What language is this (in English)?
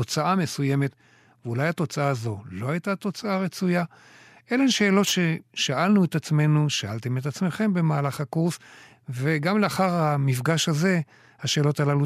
Hebrew